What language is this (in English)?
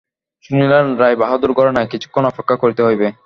Bangla